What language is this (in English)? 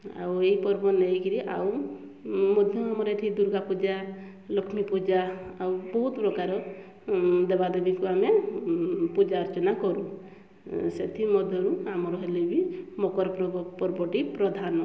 Odia